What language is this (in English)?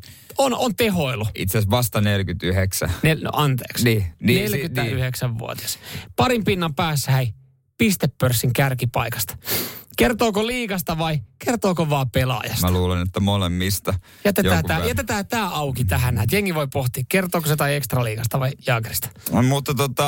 Finnish